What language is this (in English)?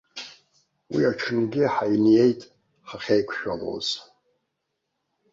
Abkhazian